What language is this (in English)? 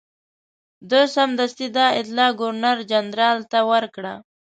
Pashto